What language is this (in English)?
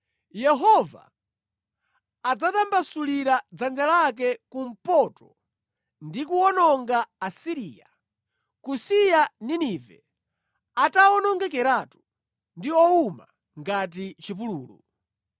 Nyanja